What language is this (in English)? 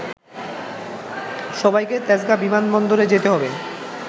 Bangla